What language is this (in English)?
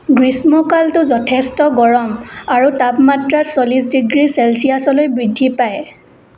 Assamese